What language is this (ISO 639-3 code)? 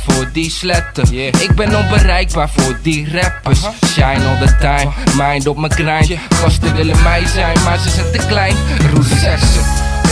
nld